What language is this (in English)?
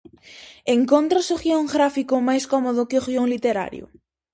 Galician